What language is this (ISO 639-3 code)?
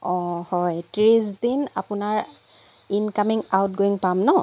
asm